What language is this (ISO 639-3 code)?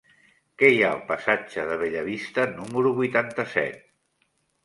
cat